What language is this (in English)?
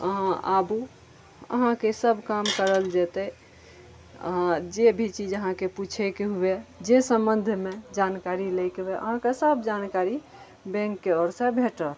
Maithili